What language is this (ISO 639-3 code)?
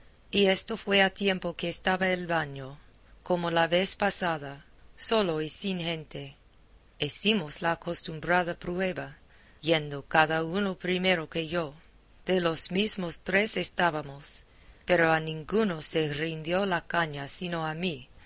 spa